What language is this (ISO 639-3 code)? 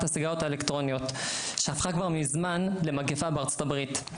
heb